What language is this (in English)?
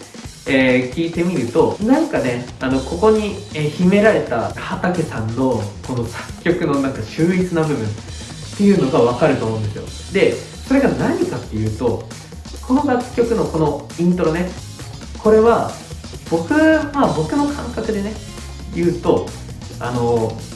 Japanese